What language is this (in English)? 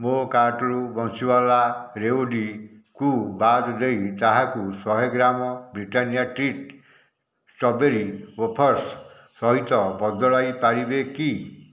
Odia